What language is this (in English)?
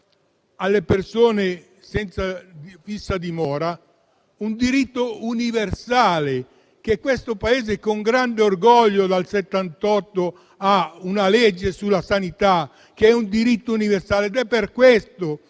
Italian